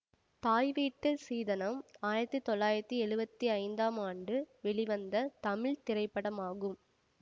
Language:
Tamil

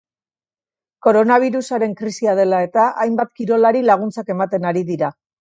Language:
Basque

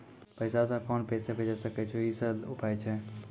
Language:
Maithili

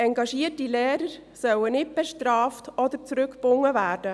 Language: Swiss German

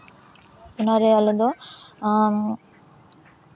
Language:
Santali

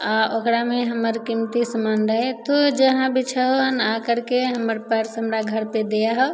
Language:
Maithili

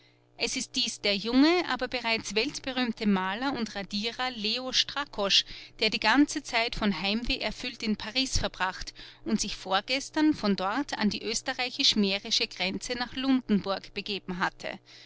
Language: German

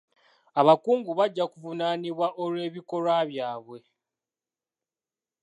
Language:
Ganda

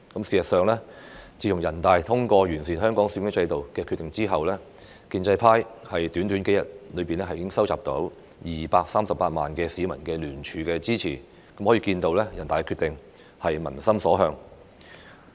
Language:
Cantonese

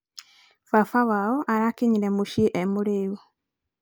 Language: Kikuyu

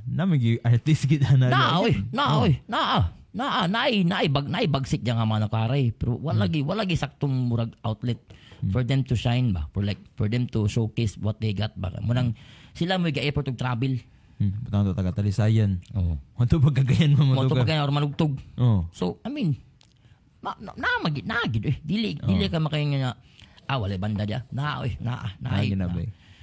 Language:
Filipino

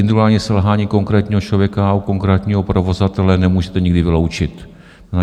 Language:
Czech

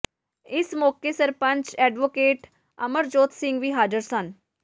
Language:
Punjabi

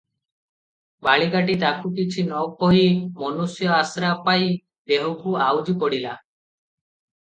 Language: Odia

